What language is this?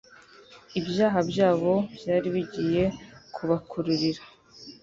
Kinyarwanda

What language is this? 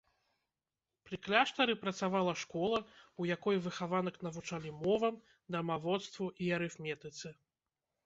Belarusian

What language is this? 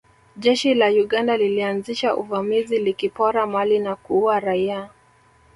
Swahili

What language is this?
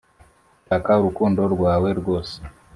Kinyarwanda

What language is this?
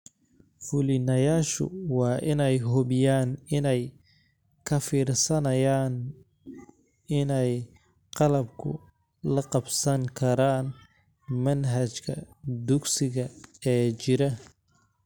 Somali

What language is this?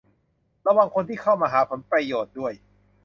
Thai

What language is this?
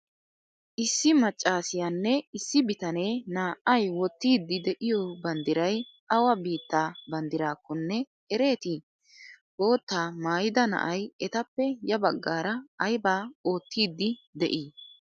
Wolaytta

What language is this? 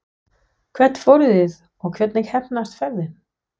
Icelandic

